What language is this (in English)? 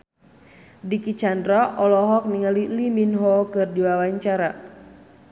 Sundanese